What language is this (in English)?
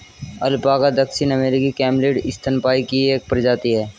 Hindi